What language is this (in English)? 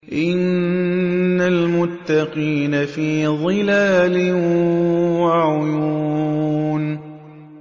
Arabic